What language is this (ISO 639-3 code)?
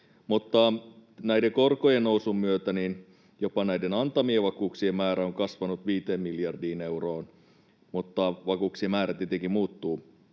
fin